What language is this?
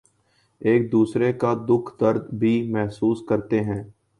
Urdu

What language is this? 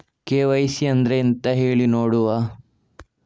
Kannada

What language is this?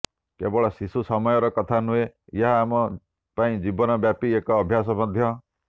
Odia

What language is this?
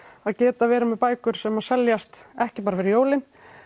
Icelandic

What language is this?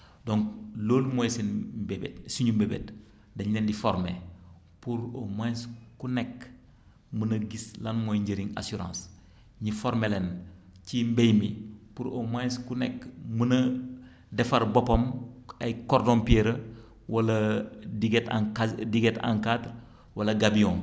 Wolof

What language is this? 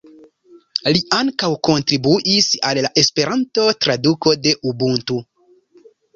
Esperanto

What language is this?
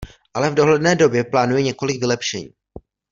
Czech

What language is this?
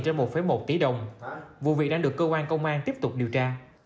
Vietnamese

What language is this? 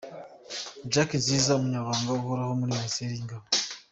Kinyarwanda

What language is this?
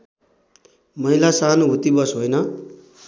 Nepali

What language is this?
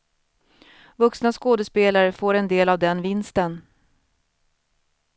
Swedish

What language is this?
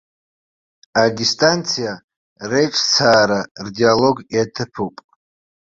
Abkhazian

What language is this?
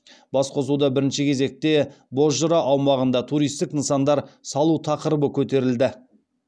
Kazakh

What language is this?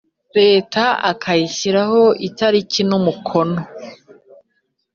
Kinyarwanda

